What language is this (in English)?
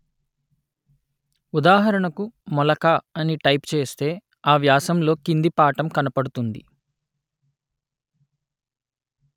Telugu